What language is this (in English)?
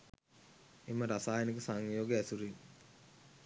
Sinhala